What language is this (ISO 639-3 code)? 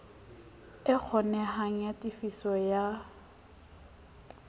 sot